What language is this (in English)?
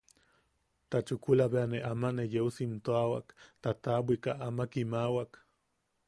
Yaqui